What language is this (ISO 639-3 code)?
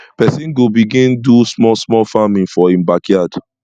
pcm